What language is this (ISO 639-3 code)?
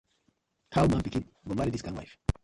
pcm